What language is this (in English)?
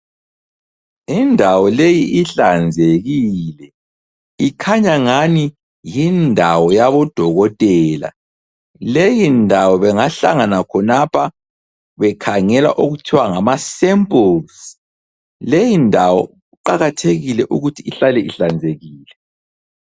North Ndebele